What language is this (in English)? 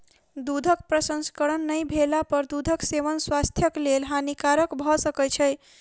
Maithili